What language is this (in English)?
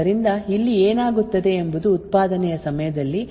Kannada